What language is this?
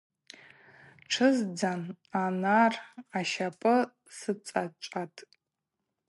Abaza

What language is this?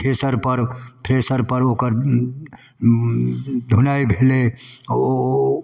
Maithili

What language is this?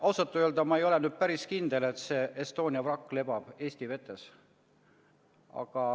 Estonian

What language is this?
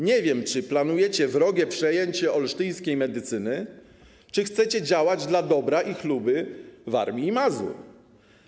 Polish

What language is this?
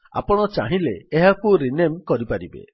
Odia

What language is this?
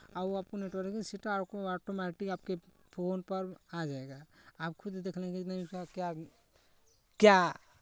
Hindi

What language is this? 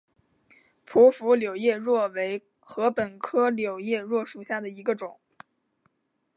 Chinese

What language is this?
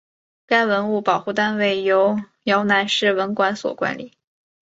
Chinese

